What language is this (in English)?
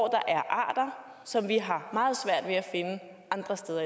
Danish